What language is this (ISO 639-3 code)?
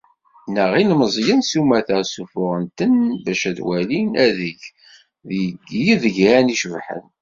kab